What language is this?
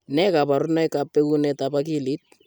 Kalenjin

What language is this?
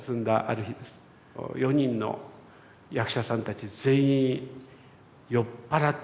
Japanese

